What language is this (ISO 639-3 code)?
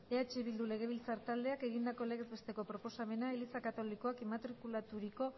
eus